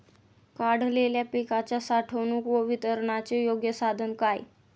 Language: Marathi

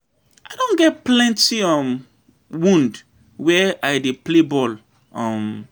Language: Nigerian Pidgin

